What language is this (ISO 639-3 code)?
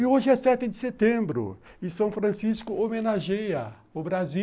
por